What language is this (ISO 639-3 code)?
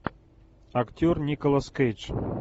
rus